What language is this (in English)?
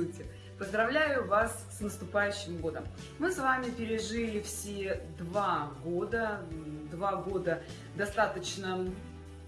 Russian